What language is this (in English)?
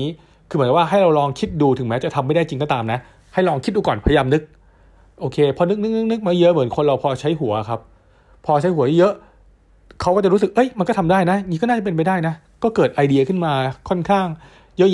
Thai